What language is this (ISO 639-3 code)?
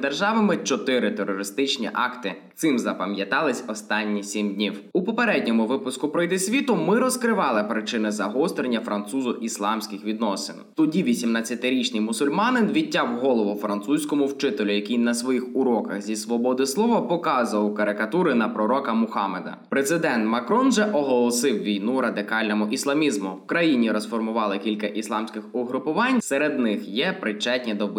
ukr